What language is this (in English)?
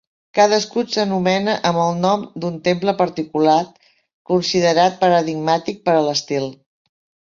Catalan